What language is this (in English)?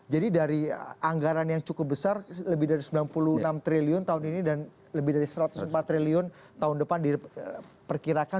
Indonesian